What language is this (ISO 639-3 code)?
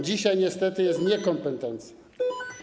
pol